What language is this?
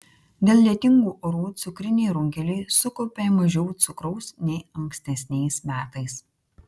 Lithuanian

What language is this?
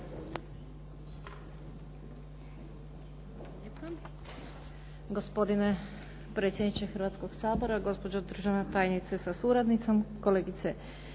Croatian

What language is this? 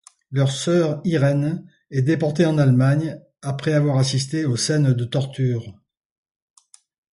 French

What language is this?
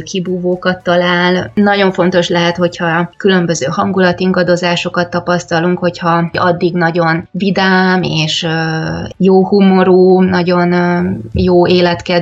Hungarian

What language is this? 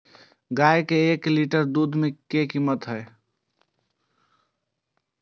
Maithili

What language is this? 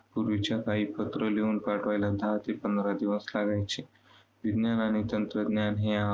Marathi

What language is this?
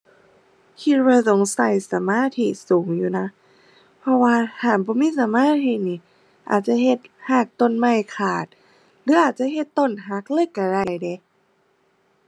Thai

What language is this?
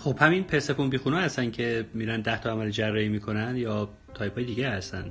Persian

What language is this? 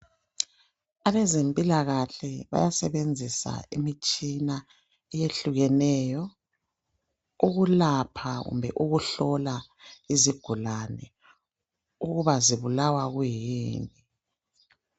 North Ndebele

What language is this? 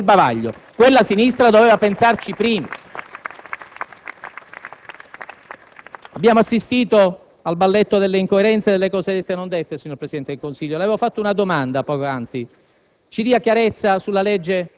Italian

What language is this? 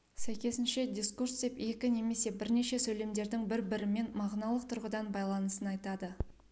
Kazakh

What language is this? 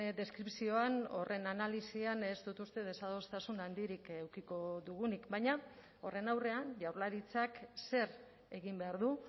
Basque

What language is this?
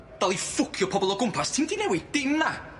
Welsh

